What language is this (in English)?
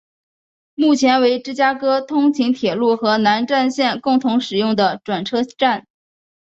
Chinese